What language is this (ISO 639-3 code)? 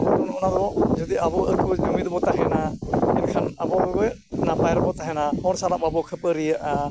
sat